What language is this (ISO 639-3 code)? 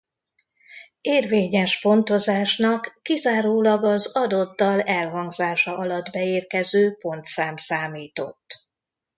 hun